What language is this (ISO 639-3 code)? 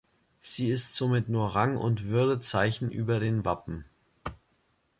deu